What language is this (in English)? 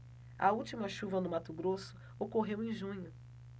Portuguese